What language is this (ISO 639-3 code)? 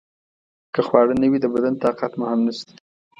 pus